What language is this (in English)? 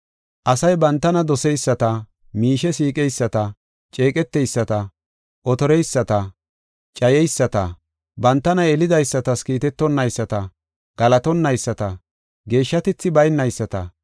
Gofa